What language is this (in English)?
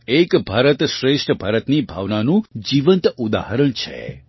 Gujarati